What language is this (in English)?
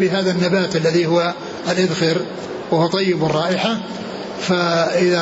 Arabic